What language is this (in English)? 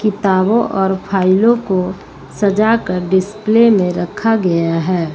Hindi